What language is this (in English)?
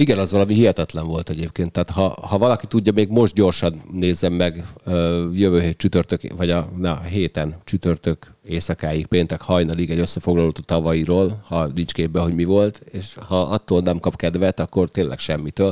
Hungarian